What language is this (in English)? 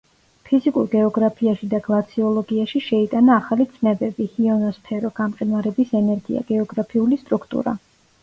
Georgian